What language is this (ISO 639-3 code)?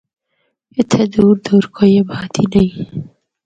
hno